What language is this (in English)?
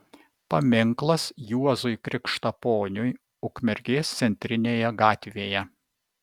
Lithuanian